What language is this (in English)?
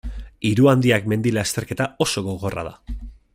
Basque